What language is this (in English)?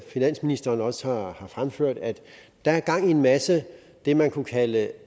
Danish